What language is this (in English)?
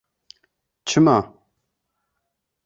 Kurdish